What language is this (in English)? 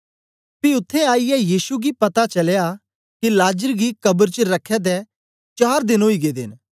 Dogri